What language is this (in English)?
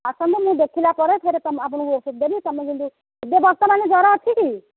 Odia